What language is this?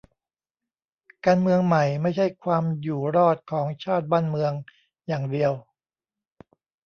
Thai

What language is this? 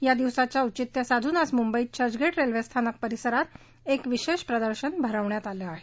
Marathi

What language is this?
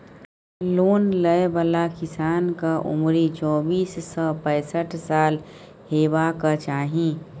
Maithili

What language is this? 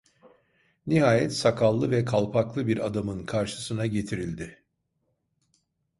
Turkish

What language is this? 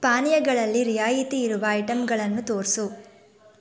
Kannada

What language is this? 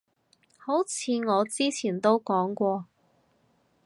Cantonese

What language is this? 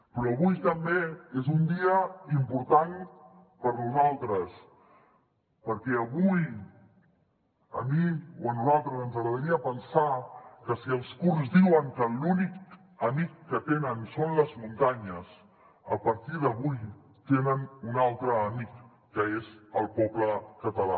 Catalan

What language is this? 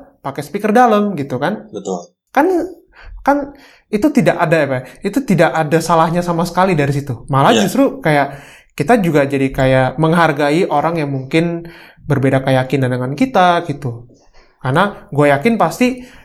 Indonesian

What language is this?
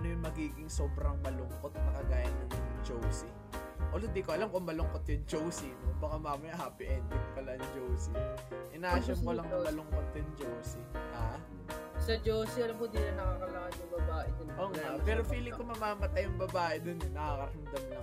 Filipino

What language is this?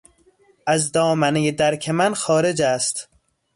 Persian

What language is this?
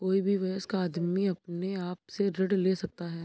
Hindi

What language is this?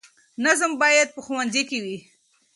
Pashto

